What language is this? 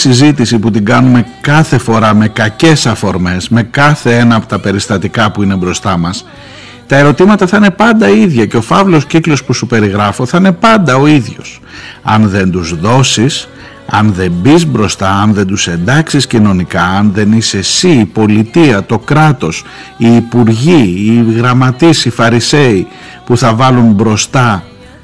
Greek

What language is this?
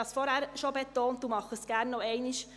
Swiss German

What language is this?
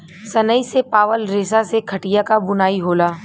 Bhojpuri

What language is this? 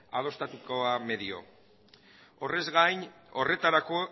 Basque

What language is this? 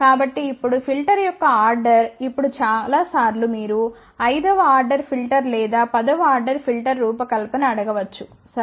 Telugu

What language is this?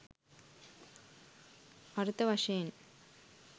Sinhala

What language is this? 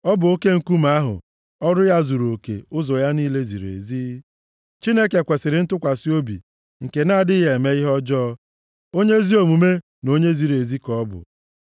Igbo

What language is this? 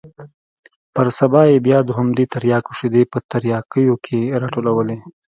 Pashto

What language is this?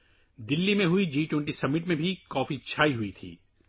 Urdu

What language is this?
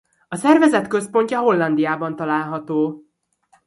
Hungarian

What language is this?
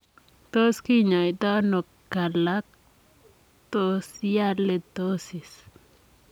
Kalenjin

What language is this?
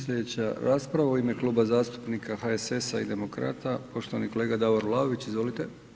Croatian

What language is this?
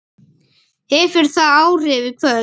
Icelandic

